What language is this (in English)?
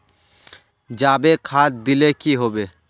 Magahi